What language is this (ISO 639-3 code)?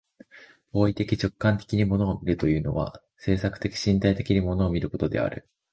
jpn